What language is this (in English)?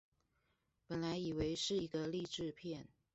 Chinese